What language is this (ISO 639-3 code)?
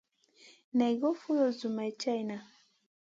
mcn